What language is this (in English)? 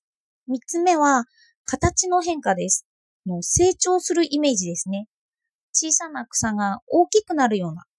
Japanese